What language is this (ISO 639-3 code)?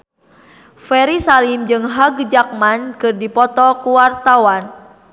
sun